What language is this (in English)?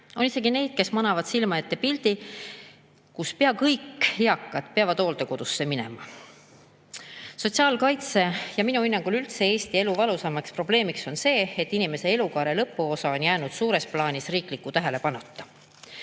Estonian